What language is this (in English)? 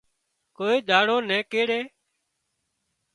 Wadiyara Koli